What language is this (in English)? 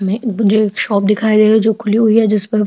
Hindi